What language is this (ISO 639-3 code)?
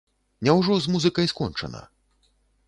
bel